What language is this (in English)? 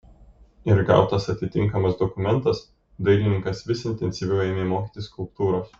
Lithuanian